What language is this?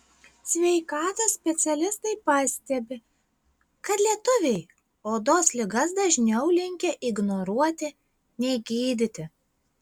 Lithuanian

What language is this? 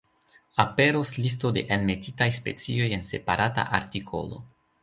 Esperanto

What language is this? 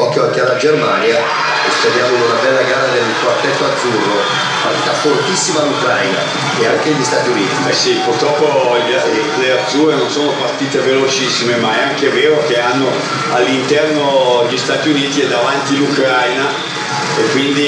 Italian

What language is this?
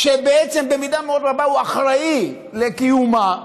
Hebrew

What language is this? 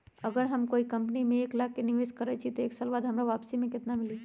Magahi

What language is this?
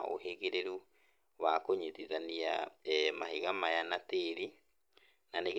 Kikuyu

